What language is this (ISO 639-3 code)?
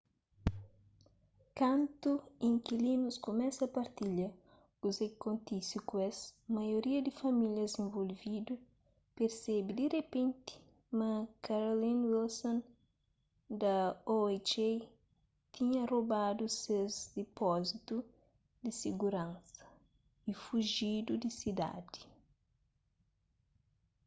kea